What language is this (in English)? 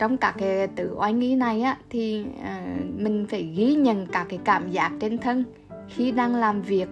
Vietnamese